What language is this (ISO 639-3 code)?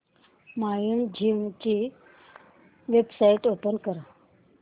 mar